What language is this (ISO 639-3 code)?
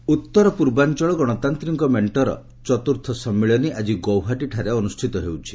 ori